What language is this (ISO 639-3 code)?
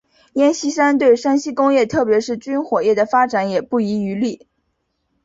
zho